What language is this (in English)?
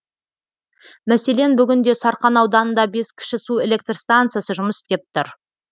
Kazakh